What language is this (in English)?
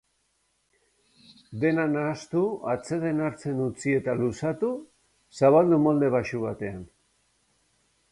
Basque